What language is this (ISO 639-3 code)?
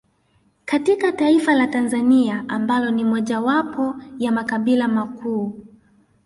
swa